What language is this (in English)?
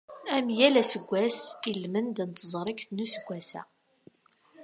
Kabyle